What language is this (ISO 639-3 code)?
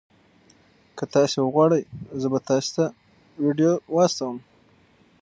pus